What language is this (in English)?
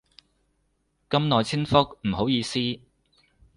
Cantonese